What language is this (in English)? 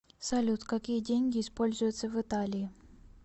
Russian